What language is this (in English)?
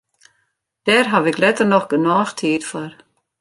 Western Frisian